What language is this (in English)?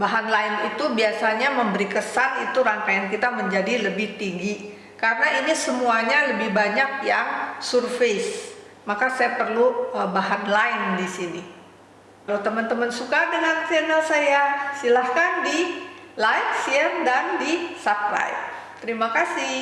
Indonesian